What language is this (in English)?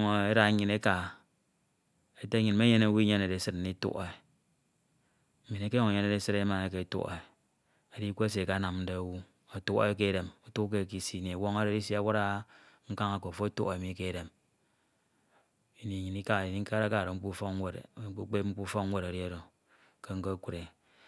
Ito